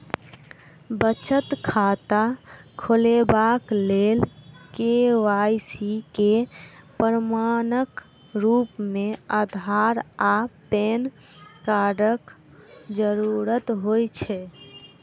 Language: Maithili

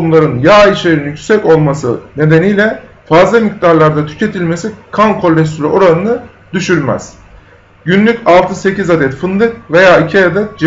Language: Turkish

